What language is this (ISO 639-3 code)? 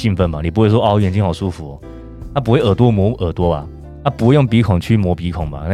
zho